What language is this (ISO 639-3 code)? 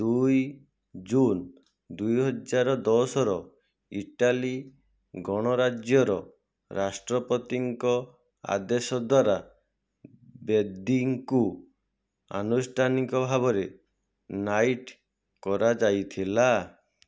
ori